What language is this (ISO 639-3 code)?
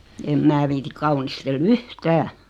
fin